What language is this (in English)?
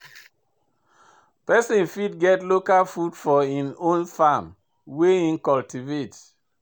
Nigerian Pidgin